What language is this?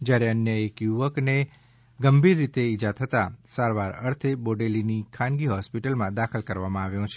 Gujarati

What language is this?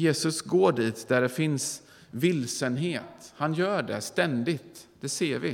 Swedish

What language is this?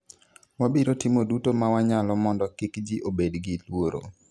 Luo (Kenya and Tanzania)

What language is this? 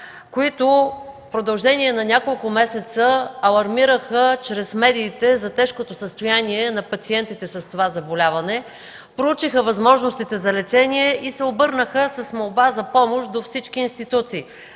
Bulgarian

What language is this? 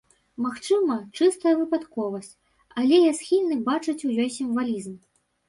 Belarusian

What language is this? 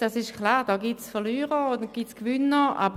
Swiss German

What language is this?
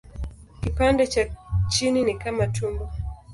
Swahili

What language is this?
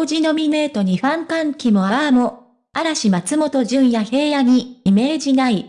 Japanese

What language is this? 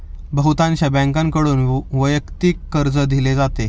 Marathi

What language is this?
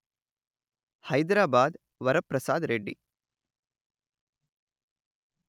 Telugu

